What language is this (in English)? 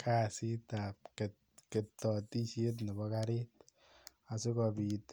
Kalenjin